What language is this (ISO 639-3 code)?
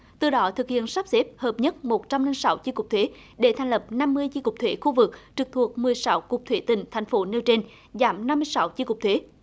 vie